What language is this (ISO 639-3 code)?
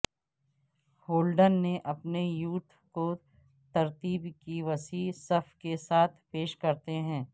urd